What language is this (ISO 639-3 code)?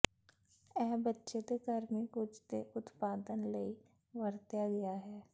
pan